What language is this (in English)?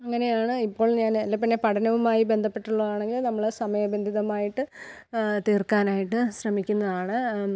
Malayalam